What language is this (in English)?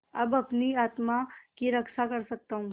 Hindi